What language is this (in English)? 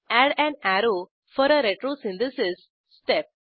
Marathi